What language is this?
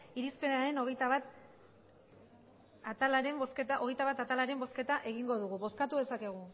Basque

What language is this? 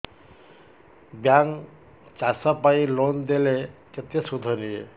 Odia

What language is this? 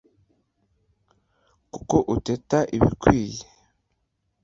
Kinyarwanda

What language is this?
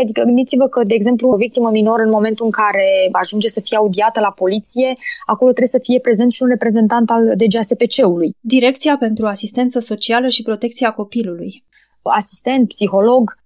Romanian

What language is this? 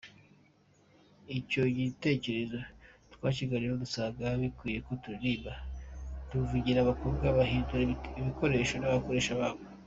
Kinyarwanda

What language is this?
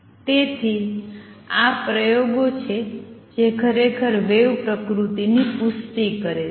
Gujarati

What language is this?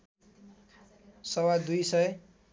Nepali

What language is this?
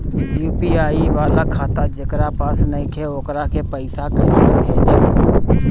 Bhojpuri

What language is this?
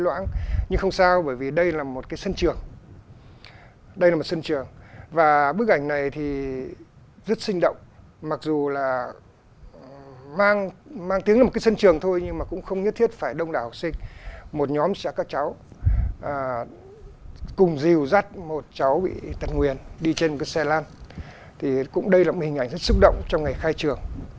Vietnamese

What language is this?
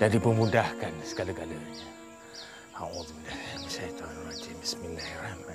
Malay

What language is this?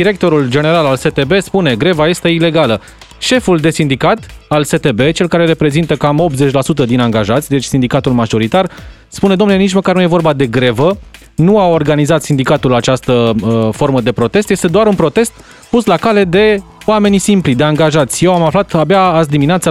Romanian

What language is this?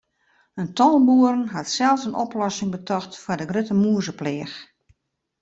Western Frisian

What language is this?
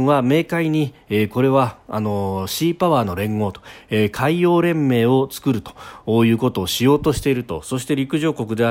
Japanese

